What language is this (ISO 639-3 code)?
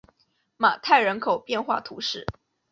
zho